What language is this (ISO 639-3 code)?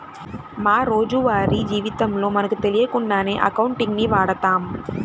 tel